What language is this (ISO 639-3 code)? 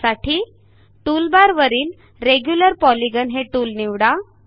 mar